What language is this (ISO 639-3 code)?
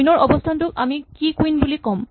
asm